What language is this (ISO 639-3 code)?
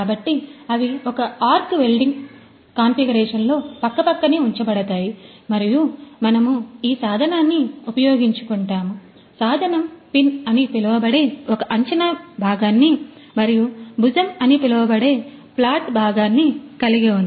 tel